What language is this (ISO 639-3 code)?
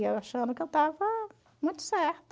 por